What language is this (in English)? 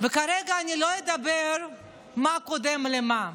Hebrew